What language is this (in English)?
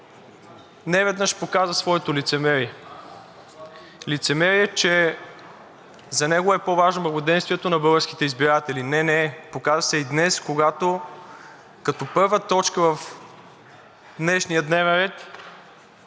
Bulgarian